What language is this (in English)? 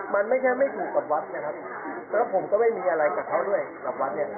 Thai